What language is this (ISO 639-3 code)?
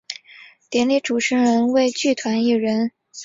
zho